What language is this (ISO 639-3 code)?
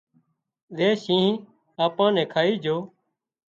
kxp